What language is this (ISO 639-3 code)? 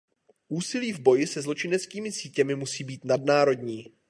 ces